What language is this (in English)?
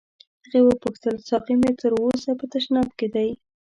Pashto